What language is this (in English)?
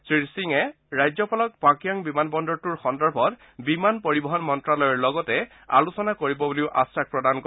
Assamese